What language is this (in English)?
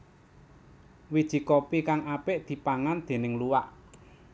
Javanese